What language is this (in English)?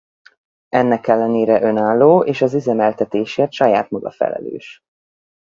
Hungarian